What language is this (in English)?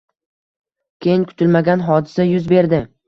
Uzbek